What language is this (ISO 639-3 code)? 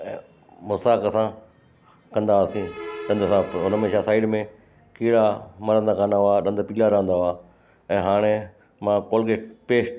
snd